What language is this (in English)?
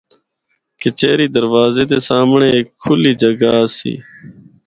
Northern Hindko